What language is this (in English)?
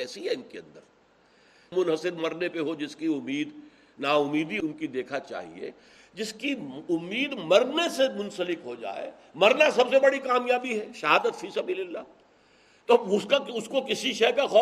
Urdu